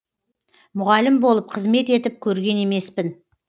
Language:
Kazakh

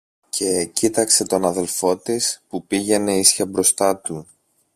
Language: Greek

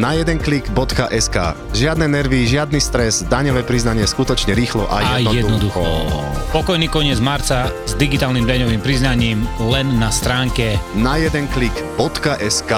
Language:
Slovak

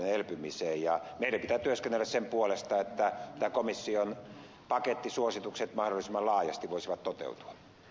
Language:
Finnish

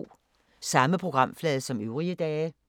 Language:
Danish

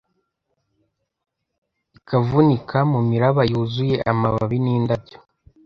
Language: Kinyarwanda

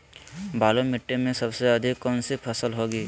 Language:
Magahi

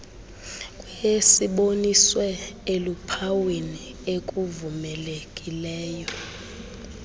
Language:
Xhosa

